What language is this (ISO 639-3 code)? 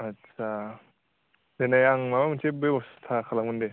brx